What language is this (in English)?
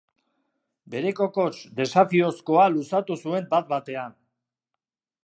Basque